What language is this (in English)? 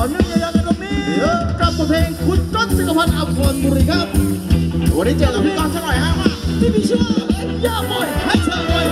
Thai